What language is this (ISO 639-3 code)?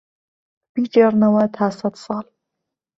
ckb